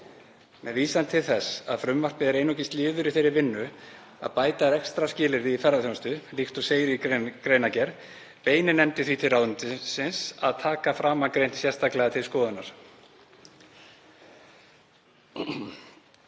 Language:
Icelandic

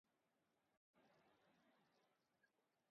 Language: Urdu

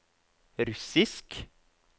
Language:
Norwegian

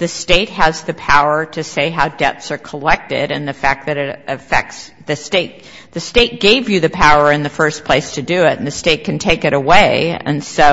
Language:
English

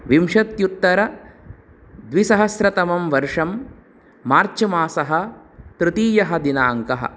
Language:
Sanskrit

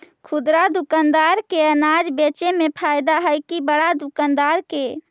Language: Magahi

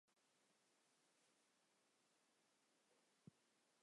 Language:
Chinese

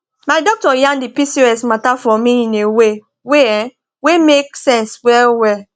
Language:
Nigerian Pidgin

